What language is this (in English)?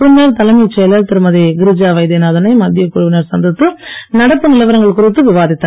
Tamil